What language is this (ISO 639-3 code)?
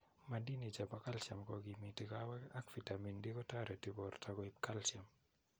kln